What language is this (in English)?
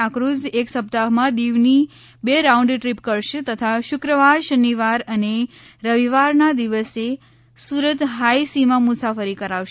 Gujarati